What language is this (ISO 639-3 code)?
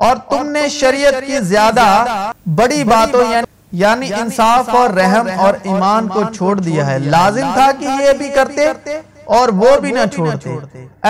urd